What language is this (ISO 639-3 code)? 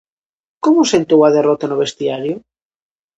glg